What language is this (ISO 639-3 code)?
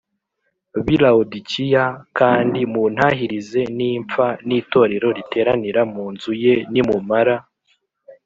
kin